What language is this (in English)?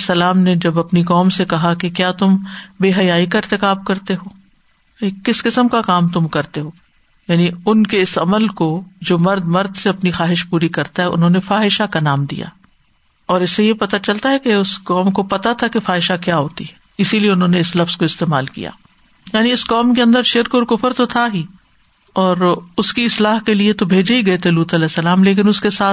Urdu